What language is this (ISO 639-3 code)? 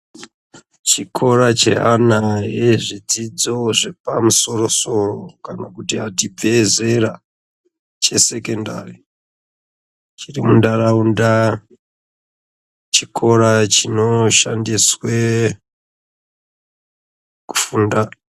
ndc